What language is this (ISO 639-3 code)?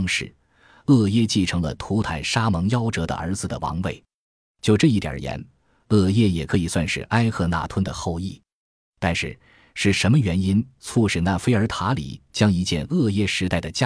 zho